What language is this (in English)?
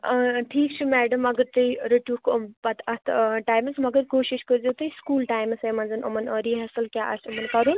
Kashmiri